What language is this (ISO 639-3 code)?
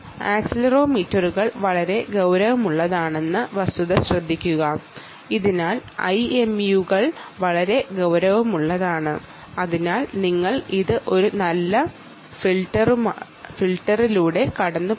mal